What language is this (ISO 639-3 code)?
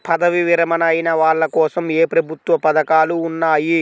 tel